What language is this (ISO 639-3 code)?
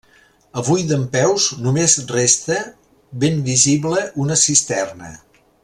cat